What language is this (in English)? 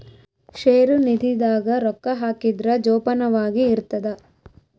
Kannada